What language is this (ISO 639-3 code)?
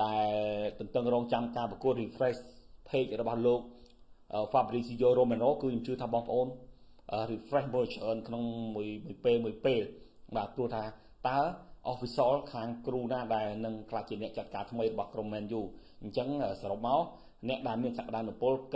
vie